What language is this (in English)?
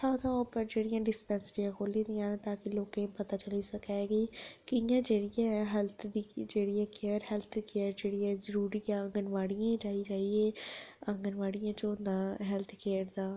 Dogri